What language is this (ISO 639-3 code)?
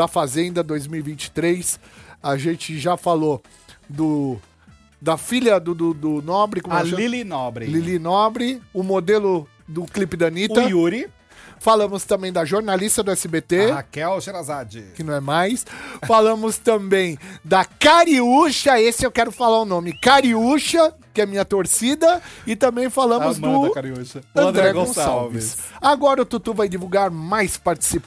por